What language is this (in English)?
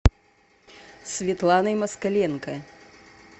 Russian